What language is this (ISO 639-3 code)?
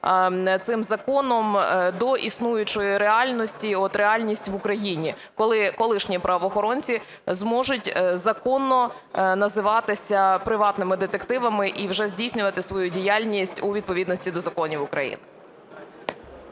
ukr